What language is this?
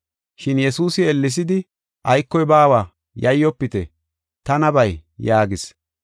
Gofa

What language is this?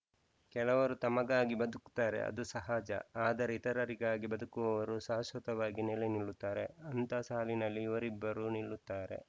Kannada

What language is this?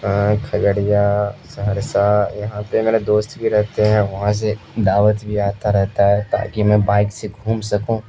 Urdu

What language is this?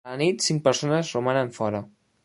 Catalan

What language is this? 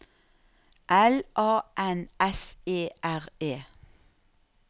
Norwegian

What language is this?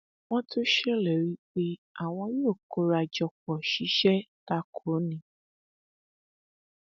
Yoruba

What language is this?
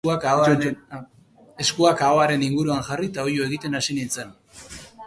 Basque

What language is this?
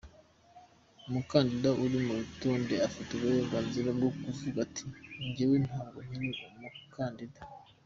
Kinyarwanda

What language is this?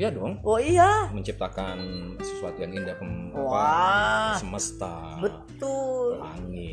Indonesian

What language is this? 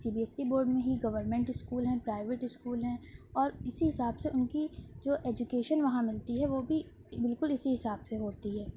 Urdu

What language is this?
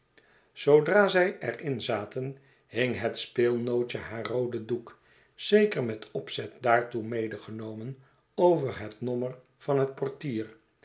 Dutch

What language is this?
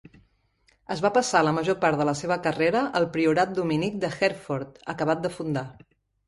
Catalan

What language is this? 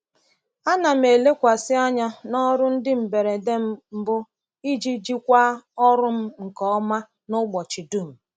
Igbo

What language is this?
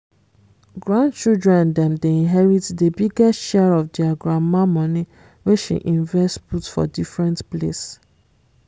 Nigerian Pidgin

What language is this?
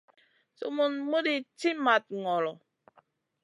Masana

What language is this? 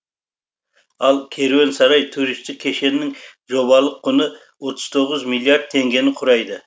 Kazakh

